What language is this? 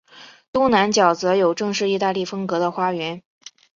Chinese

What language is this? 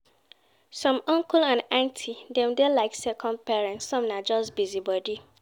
Nigerian Pidgin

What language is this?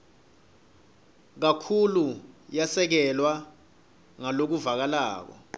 Swati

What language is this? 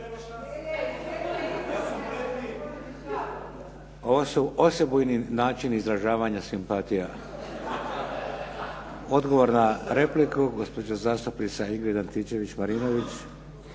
Croatian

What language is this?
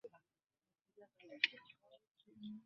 Ganda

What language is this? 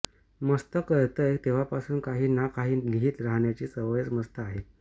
Marathi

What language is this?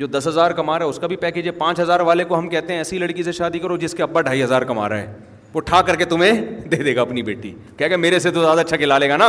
Urdu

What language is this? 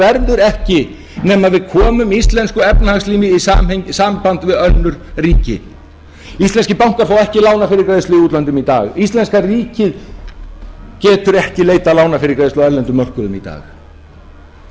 Icelandic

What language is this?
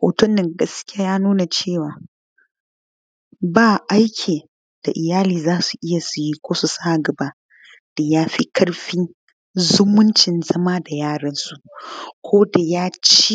Hausa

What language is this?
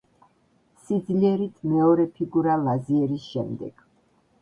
Georgian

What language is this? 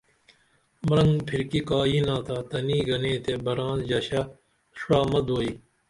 Dameli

